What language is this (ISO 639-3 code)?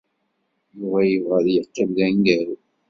kab